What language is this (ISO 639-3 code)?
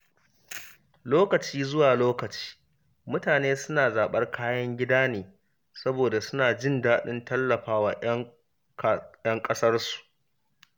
hau